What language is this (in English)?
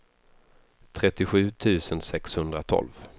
Swedish